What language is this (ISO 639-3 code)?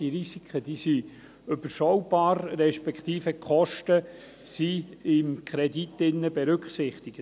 gsw